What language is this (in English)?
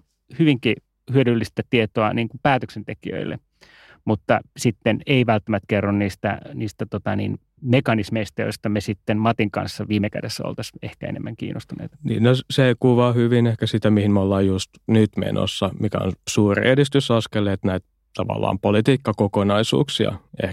Finnish